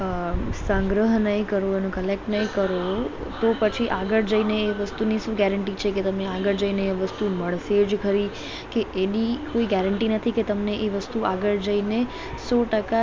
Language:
Gujarati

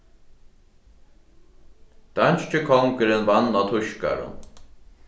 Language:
Faroese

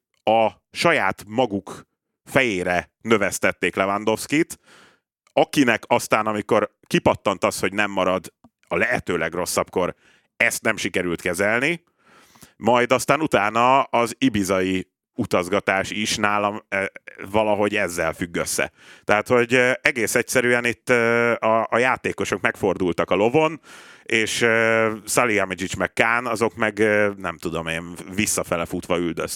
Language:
Hungarian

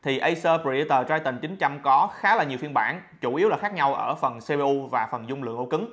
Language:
Vietnamese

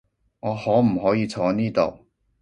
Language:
Cantonese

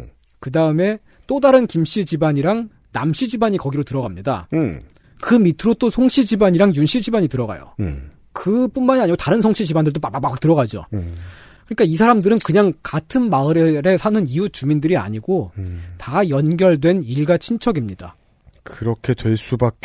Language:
Korean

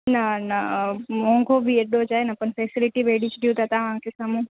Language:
Sindhi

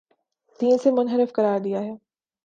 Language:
Urdu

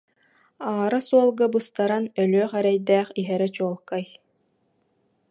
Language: Yakut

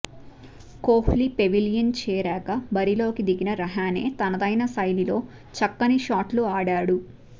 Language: Telugu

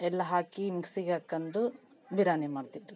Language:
Kannada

